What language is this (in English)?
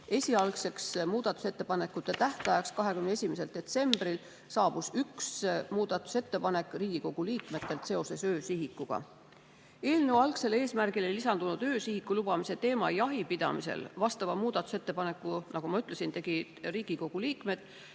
Estonian